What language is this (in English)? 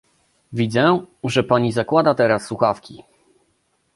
Polish